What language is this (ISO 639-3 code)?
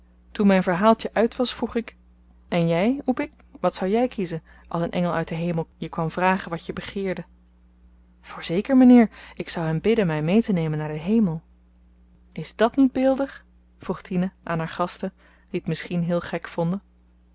nld